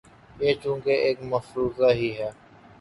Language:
Urdu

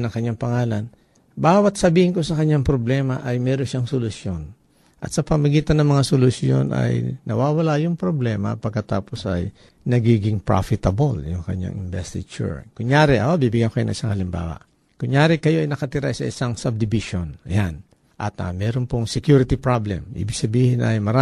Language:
Filipino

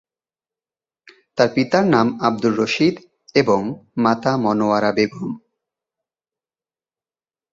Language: Bangla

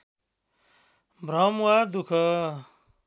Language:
Nepali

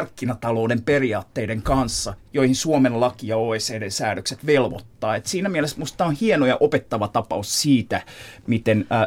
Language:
Finnish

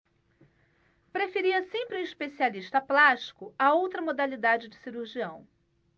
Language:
Portuguese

